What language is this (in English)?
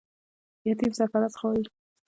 Pashto